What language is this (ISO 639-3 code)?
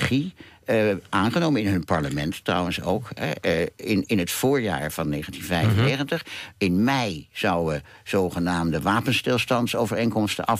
nld